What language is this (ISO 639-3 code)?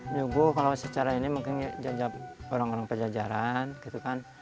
ind